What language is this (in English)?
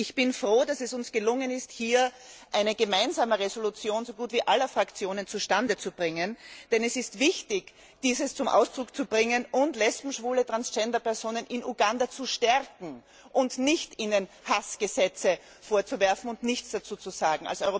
German